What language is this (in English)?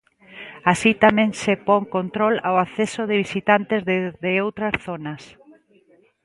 Galician